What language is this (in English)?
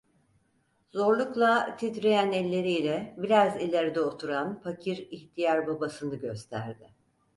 Turkish